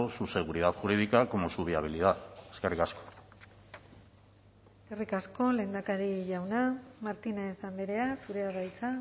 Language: Basque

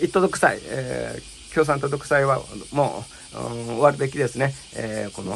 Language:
Japanese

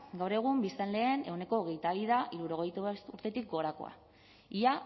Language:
Basque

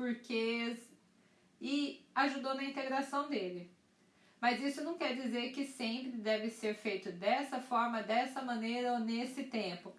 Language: Portuguese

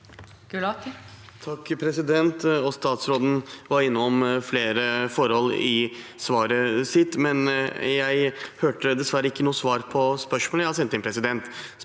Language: Norwegian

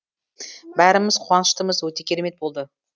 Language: Kazakh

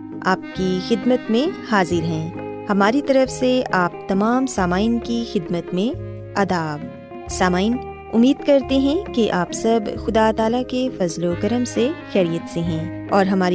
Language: Urdu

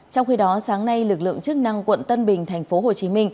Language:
Vietnamese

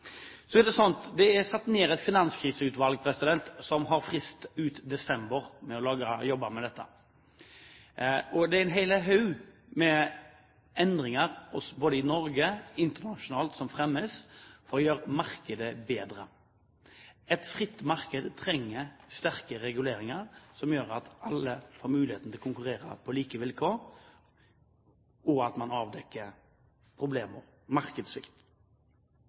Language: Norwegian Bokmål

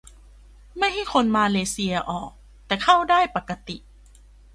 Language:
Thai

